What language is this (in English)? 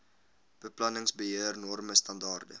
Afrikaans